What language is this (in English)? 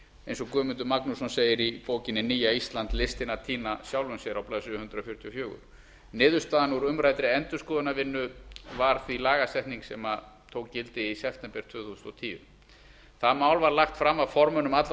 Icelandic